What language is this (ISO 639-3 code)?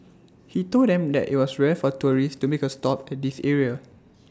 eng